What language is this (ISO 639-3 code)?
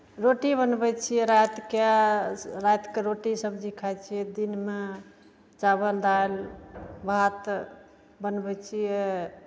mai